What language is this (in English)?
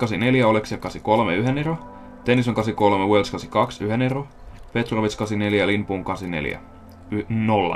Finnish